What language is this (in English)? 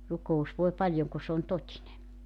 Finnish